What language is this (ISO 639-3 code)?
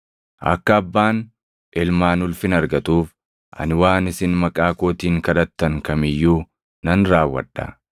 orm